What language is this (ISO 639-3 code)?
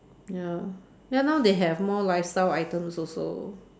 eng